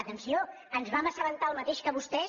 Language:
Catalan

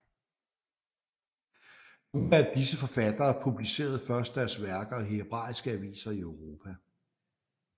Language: Danish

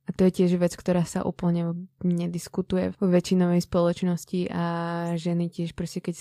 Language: Czech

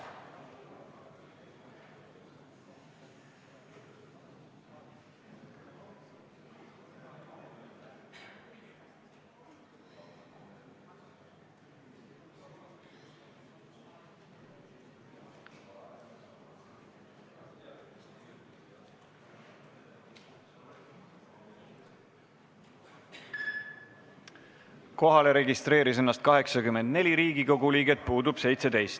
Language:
Estonian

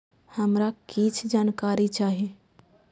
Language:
Maithili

